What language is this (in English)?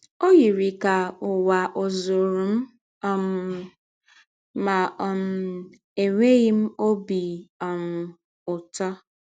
Igbo